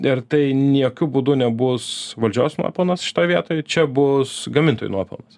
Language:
Lithuanian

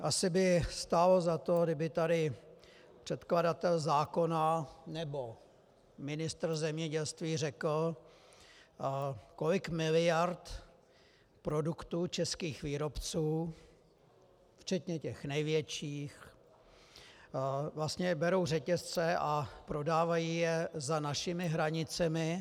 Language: Czech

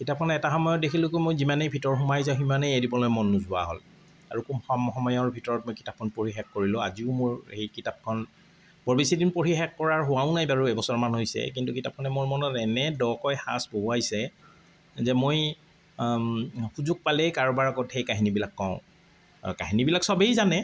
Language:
Assamese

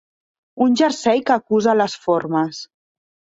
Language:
Catalan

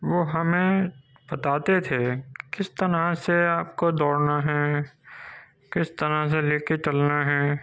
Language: Urdu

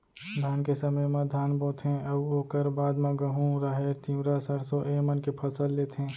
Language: Chhattisgarhi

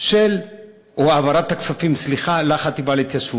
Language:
Hebrew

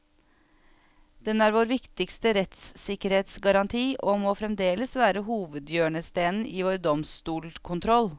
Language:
Norwegian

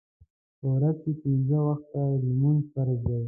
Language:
Pashto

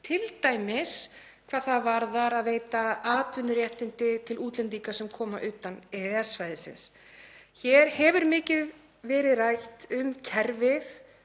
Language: Icelandic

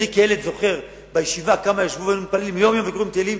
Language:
Hebrew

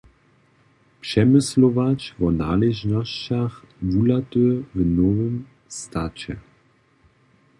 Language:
Upper Sorbian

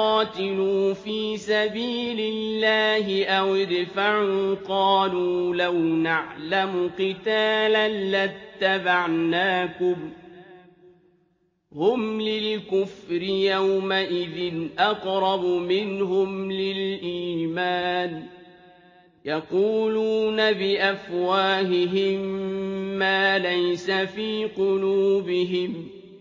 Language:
Arabic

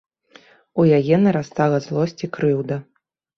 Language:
Belarusian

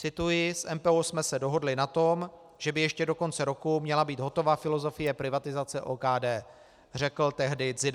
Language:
Czech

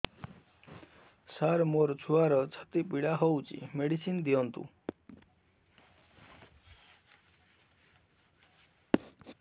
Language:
Odia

